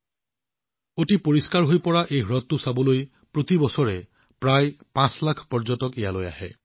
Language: Assamese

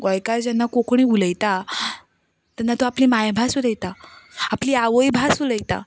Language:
Konkani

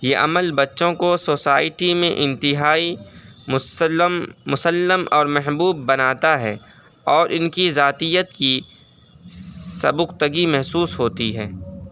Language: Urdu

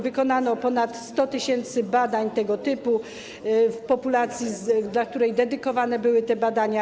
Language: Polish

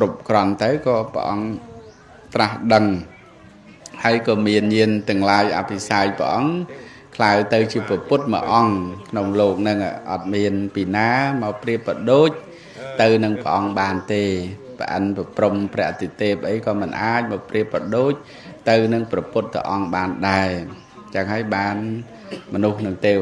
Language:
Thai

